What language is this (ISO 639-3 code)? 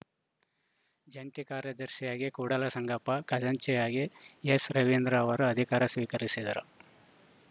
kan